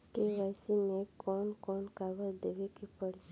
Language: Bhojpuri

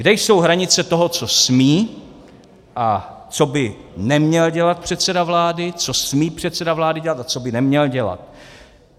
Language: Czech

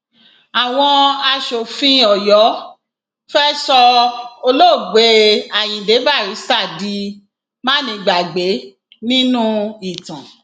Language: Yoruba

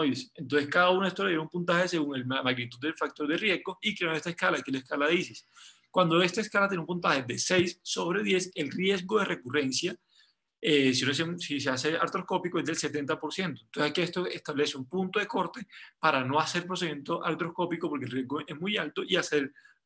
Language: Spanish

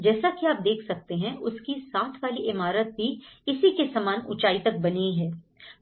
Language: Hindi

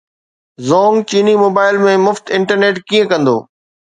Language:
Sindhi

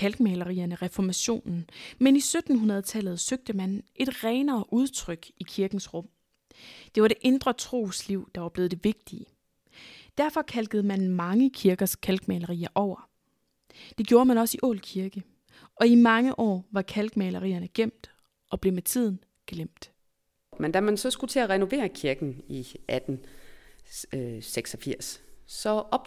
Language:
Danish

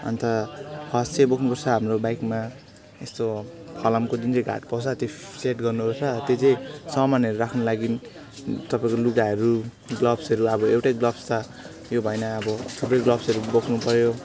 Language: Nepali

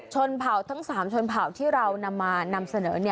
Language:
Thai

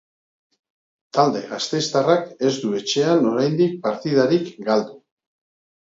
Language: Basque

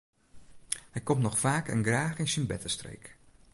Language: Western Frisian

